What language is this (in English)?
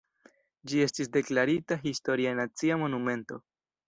Esperanto